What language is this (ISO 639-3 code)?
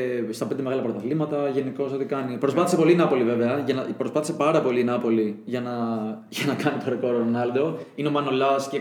ell